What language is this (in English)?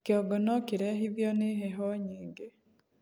Kikuyu